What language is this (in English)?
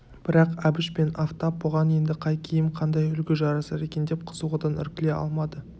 Kazakh